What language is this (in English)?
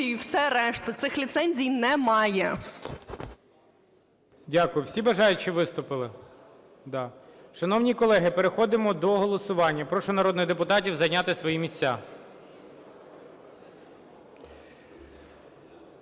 Ukrainian